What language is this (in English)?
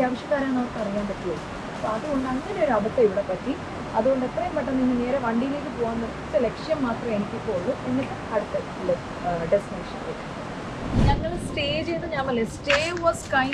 Malayalam